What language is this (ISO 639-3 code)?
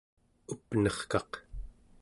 esu